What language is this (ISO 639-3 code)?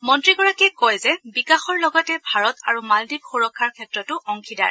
asm